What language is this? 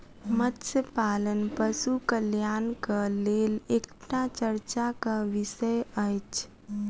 Maithili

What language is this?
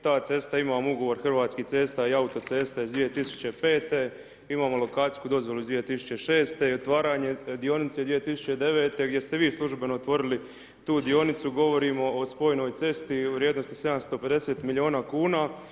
Croatian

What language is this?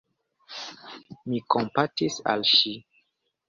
Esperanto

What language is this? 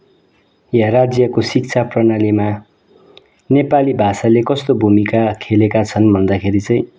Nepali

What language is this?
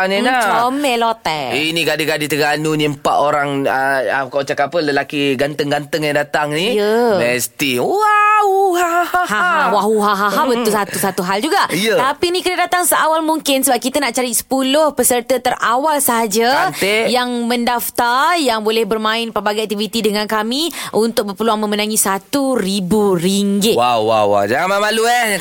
Malay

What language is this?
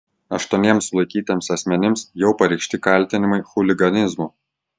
Lithuanian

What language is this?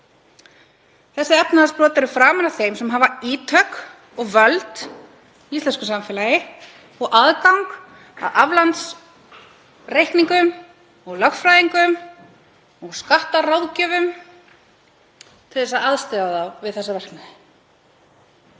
Icelandic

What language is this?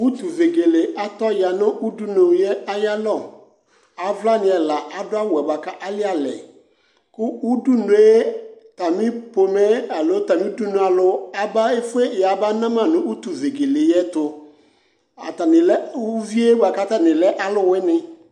Ikposo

